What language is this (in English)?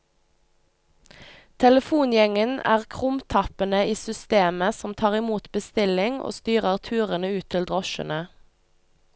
Norwegian